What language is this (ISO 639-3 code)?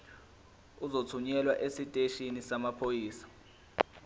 zul